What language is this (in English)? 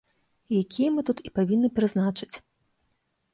Belarusian